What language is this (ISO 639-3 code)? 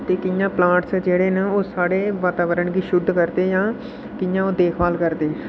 doi